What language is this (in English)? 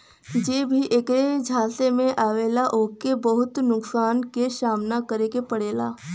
Bhojpuri